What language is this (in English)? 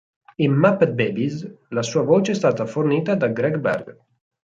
Italian